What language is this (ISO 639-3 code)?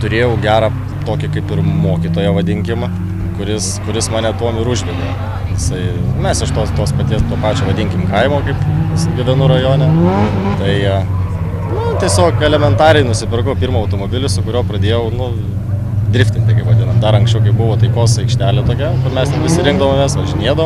lit